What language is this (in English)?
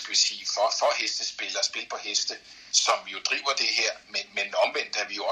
Danish